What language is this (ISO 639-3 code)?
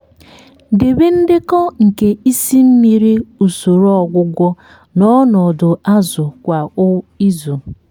ibo